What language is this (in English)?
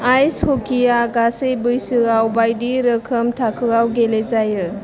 Bodo